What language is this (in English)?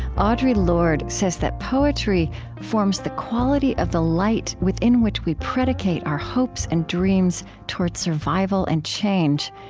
English